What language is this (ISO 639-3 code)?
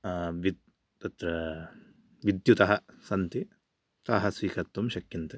san